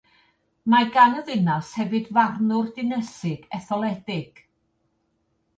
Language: Welsh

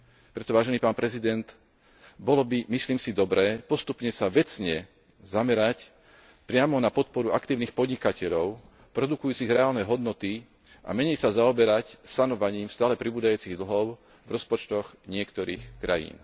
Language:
Slovak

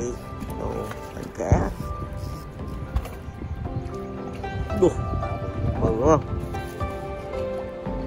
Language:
Vietnamese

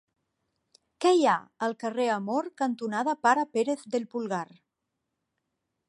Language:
Catalan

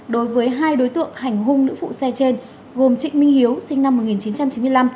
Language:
Vietnamese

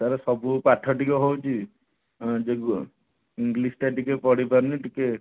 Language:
Odia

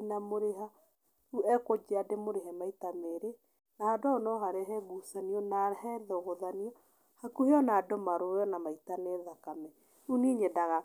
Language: Kikuyu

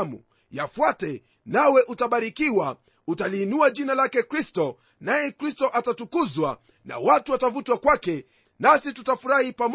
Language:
Swahili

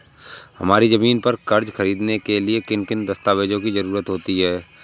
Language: Hindi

